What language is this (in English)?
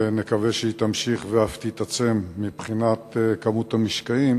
Hebrew